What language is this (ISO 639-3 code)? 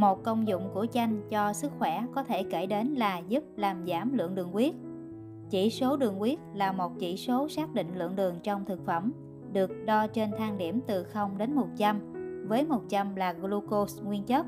vie